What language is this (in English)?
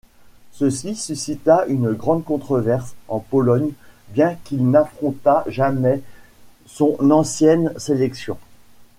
French